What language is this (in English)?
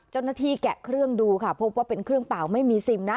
Thai